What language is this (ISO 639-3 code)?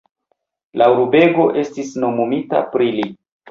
epo